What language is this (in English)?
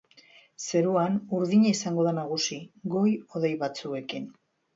Basque